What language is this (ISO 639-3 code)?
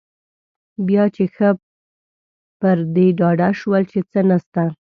pus